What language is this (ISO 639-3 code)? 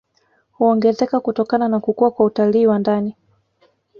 swa